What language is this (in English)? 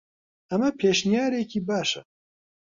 Central Kurdish